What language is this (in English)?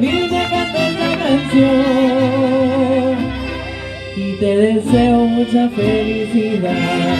Spanish